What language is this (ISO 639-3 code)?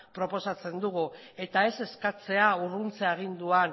eus